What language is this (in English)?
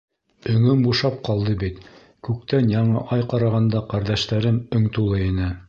Bashkir